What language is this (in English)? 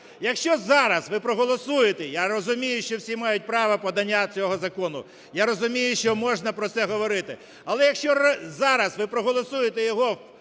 Ukrainian